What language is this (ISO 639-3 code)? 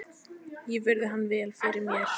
isl